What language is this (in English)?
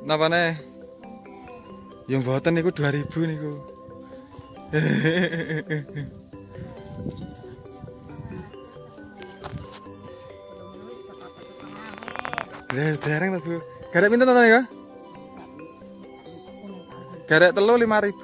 Indonesian